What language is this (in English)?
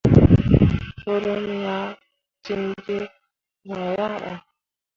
Mundang